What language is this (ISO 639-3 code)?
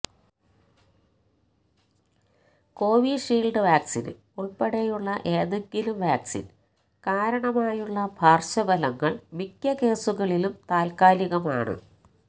mal